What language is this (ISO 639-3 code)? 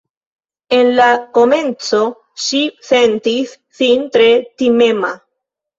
epo